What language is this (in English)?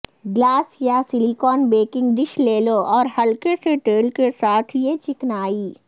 Urdu